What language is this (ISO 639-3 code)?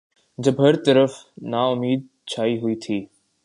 urd